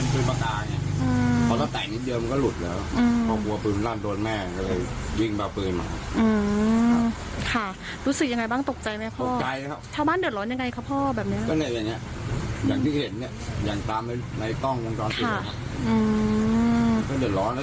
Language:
Thai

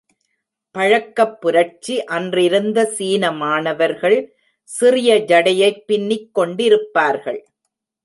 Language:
Tamil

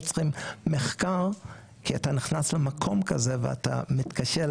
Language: Hebrew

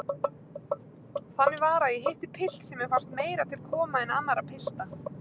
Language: Icelandic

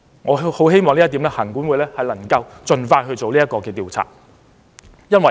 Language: Cantonese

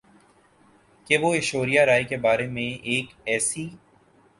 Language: Urdu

